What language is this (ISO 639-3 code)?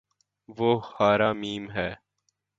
urd